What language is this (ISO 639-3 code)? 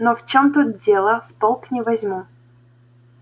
rus